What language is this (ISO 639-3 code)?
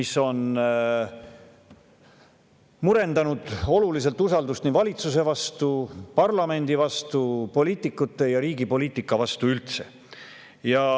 est